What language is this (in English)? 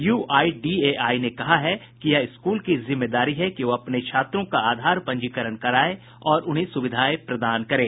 Hindi